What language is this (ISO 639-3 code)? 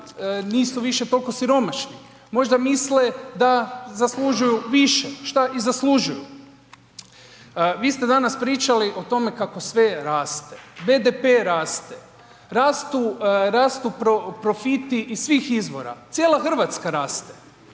hrv